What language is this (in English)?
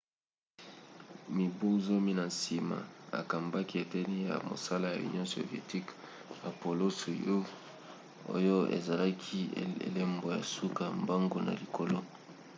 Lingala